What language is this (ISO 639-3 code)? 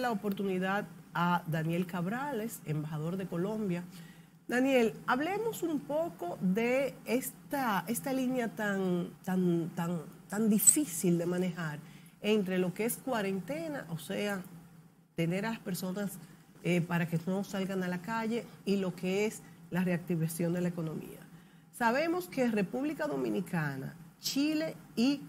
spa